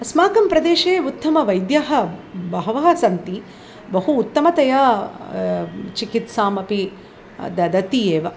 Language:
Sanskrit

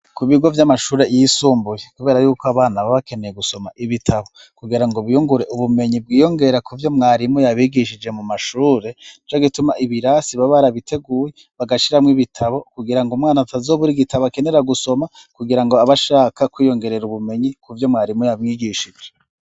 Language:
Rundi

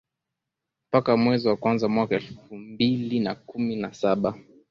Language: Swahili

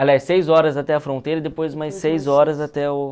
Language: Portuguese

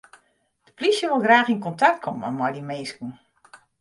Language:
Western Frisian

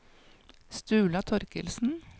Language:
Norwegian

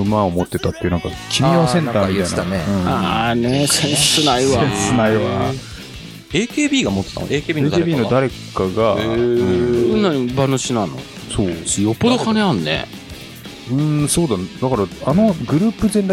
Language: Japanese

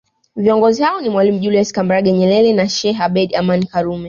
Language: Swahili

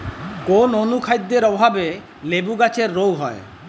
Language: Bangla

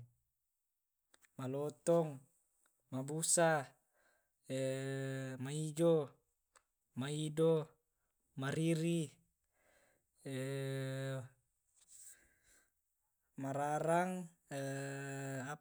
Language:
Tae'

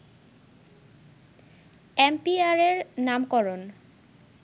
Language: Bangla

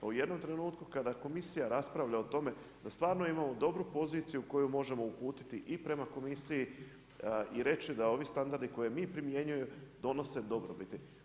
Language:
Croatian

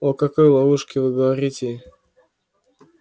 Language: Russian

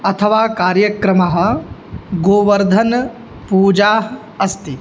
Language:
Sanskrit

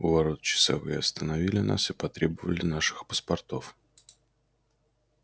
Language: Russian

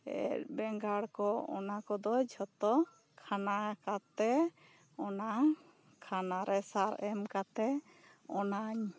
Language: Santali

